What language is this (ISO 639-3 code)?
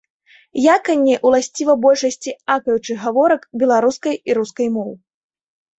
bel